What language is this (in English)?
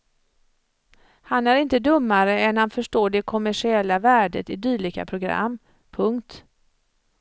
Swedish